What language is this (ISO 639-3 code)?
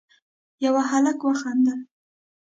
pus